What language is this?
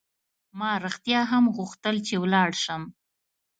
Pashto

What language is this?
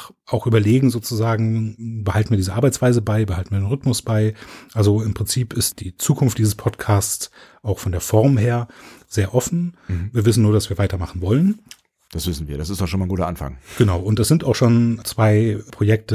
German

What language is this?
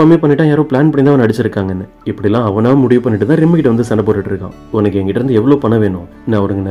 Tamil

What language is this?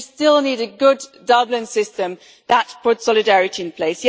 English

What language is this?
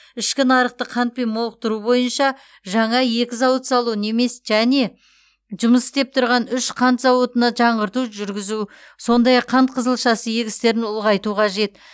Kazakh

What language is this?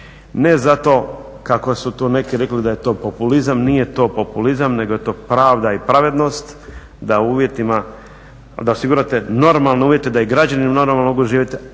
Croatian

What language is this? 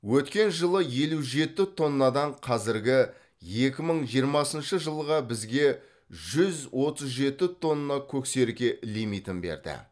Kazakh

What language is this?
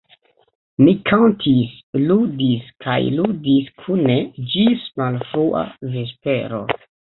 Esperanto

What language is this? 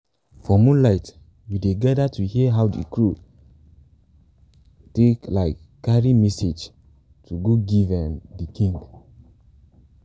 Nigerian Pidgin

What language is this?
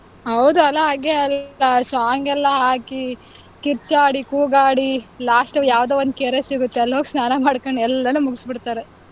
Kannada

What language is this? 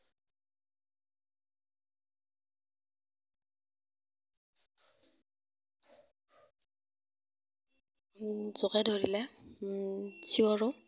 Assamese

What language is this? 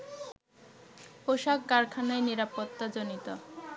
Bangla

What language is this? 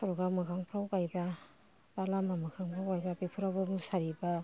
Bodo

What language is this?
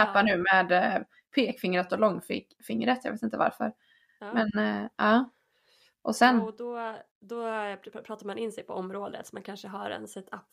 Swedish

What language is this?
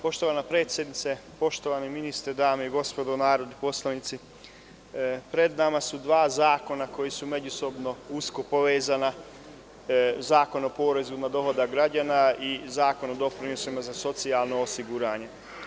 Serbian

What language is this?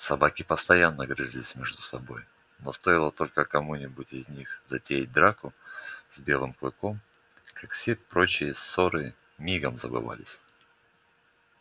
Russian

